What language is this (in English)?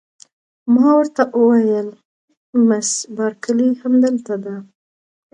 Pashto